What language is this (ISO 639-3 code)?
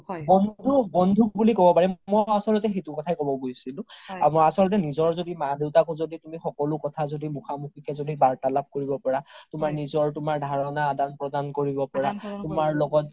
asm